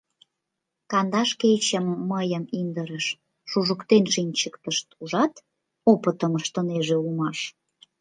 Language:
Mari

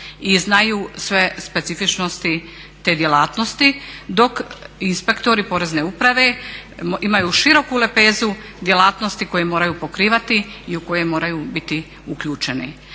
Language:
Croatian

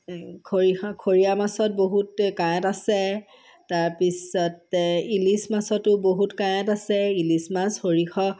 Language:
Assamese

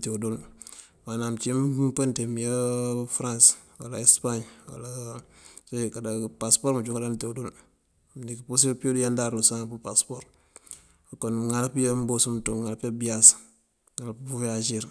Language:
Mandjak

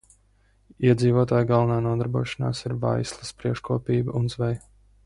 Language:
Latvian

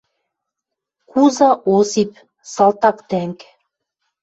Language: Western Mari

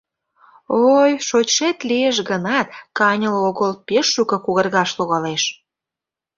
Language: Mari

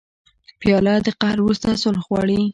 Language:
Pashto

